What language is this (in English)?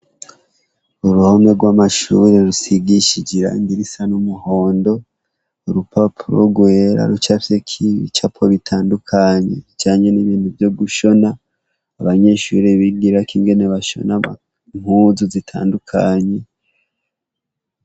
Rundi